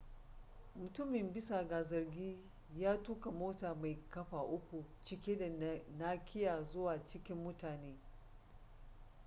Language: Hausa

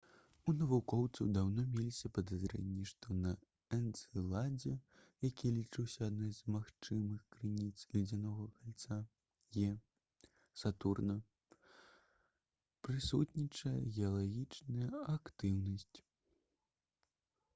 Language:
Belarusian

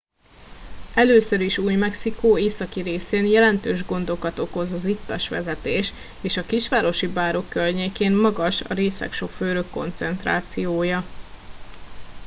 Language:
Hungarian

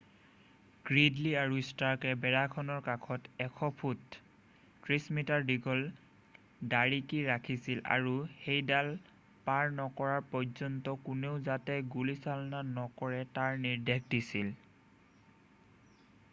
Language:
Assamese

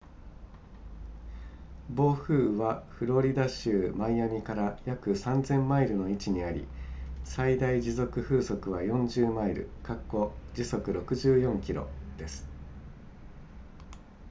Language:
Japanese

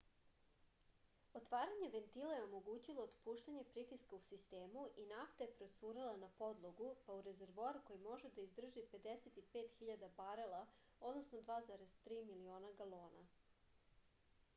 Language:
Serbian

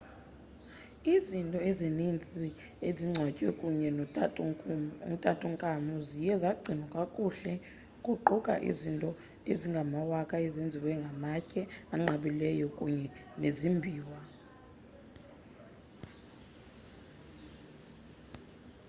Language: Xhosa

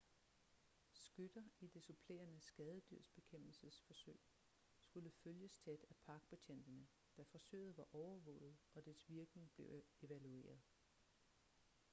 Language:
Danish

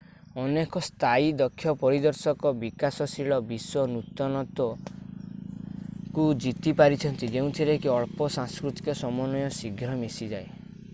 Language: Odia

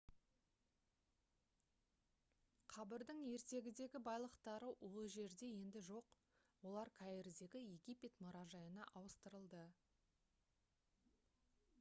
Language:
Kazakh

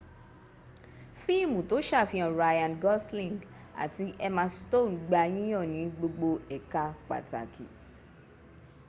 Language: Yoruba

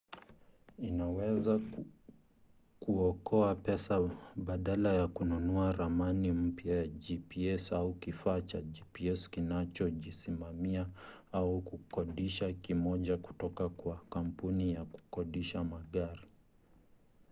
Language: Swahili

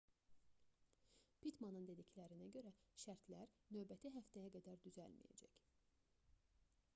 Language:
Azerbaijani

